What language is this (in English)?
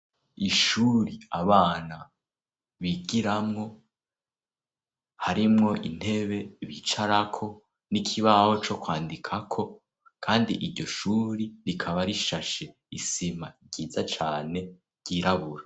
Rundi